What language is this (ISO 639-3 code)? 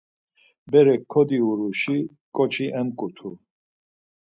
lzz